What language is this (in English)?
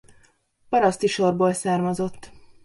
Hungarian